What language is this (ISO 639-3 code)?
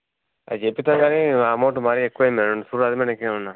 tel